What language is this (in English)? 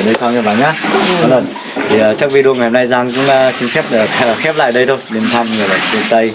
Vietnamese